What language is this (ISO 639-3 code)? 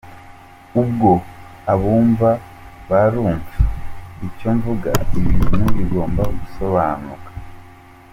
kin